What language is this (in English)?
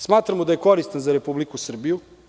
Serbian